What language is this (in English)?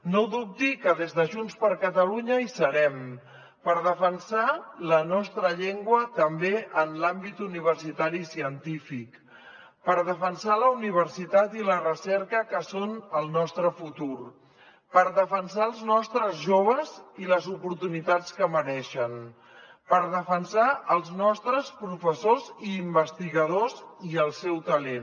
Catalan